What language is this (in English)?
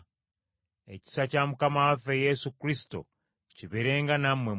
Ganda